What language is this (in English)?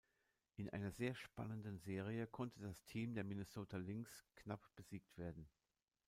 German